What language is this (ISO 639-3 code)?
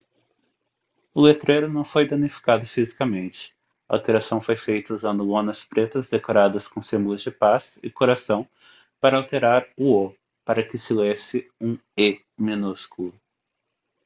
por